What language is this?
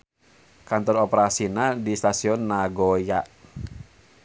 Sundanese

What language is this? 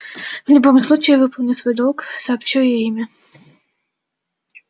Russian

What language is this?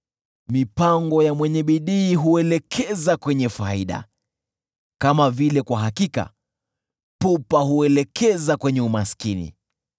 Swahili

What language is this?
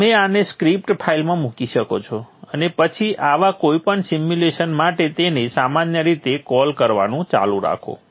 Gujarati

